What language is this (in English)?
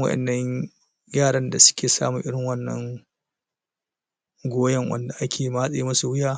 Hausa